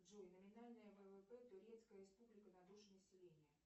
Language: Russian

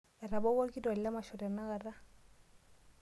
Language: Masai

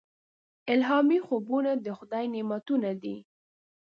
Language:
Pashto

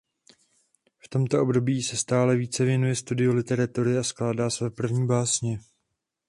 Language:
Czech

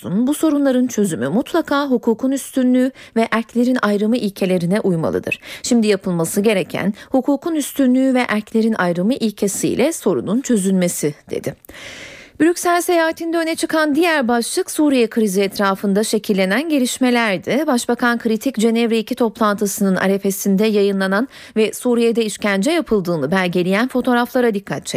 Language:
Turkish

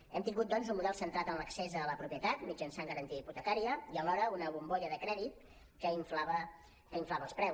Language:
Catalan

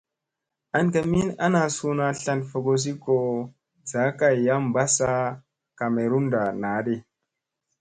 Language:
Musey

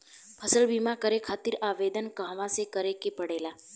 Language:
Bhojpuri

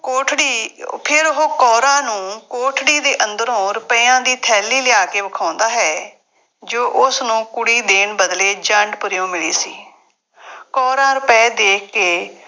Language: Punjabi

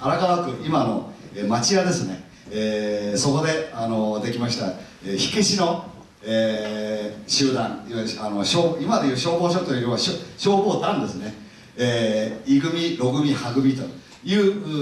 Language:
Japanese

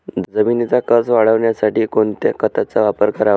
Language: Marathi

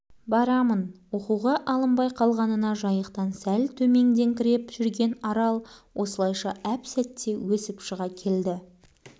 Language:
Kazakh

